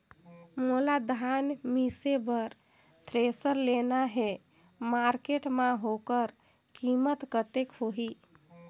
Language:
Chhattisgarhi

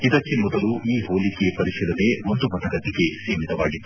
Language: Kannada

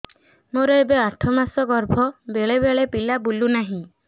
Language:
Odia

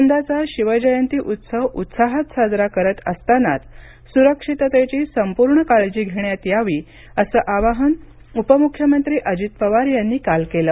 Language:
Marathi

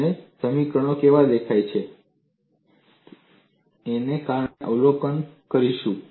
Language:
Gujarati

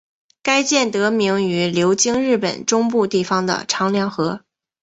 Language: Chinese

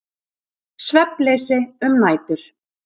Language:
Icelandic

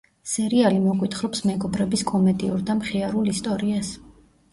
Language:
Georgian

